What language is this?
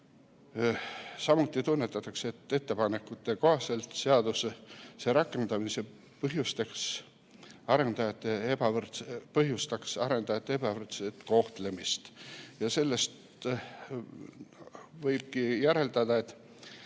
Estonian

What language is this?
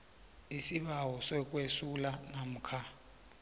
South Ndebele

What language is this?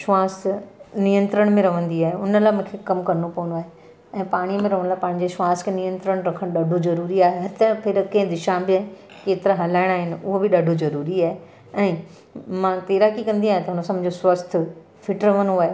Sindhi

